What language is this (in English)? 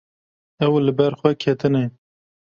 Kurdish